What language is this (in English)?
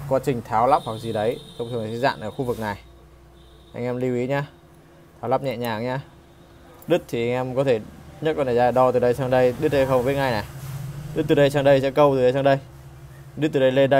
Vietnamese